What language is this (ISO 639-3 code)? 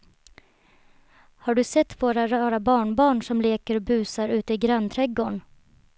swe